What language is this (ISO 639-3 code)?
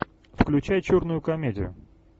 rus